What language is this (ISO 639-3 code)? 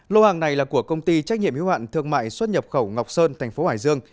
vie